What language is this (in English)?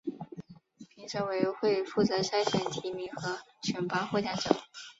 Chinese